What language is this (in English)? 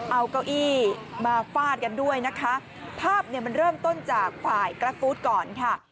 Thai